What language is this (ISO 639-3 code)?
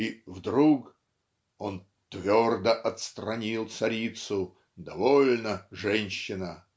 rus